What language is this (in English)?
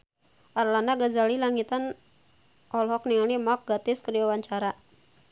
Sundanese